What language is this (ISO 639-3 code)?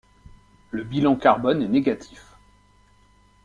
fra